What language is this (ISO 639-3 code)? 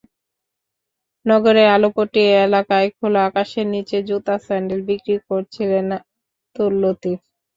ben